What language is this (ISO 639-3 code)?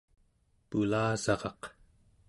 esu